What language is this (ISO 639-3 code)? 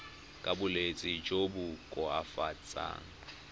tsn